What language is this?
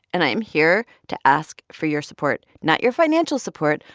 English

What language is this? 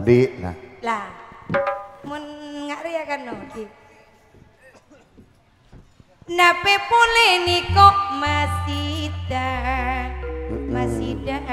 Indonesian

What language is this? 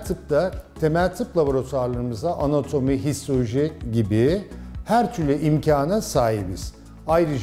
Turkish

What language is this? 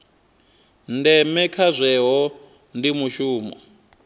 Venda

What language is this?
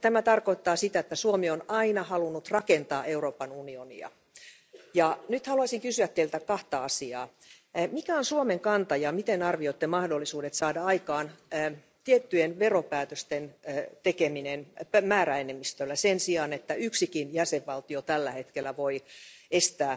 Finnish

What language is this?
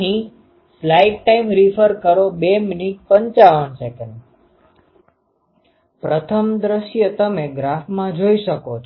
Gujarati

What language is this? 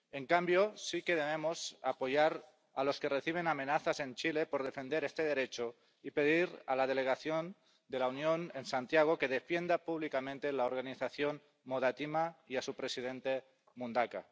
Spanish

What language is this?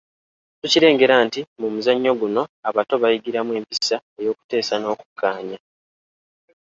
Ganda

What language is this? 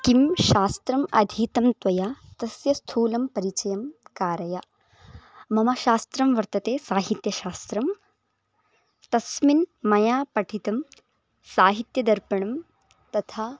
Sanskrit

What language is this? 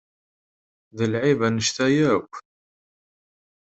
Kabyle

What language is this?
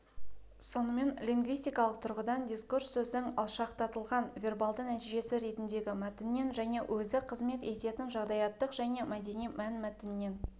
Kazakh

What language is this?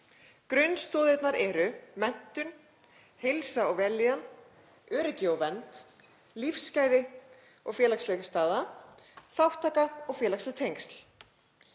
Icelandic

